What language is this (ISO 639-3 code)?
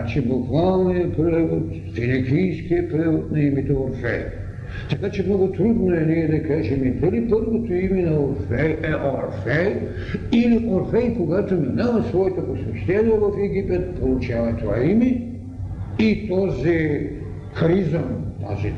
bul